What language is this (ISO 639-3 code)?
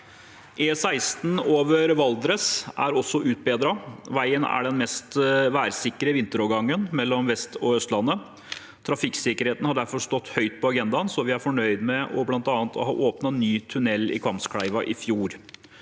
nor